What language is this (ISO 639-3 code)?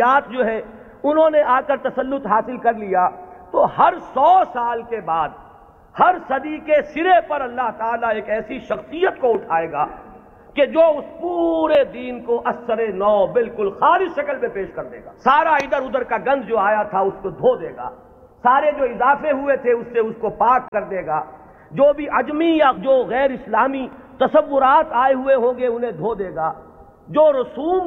urd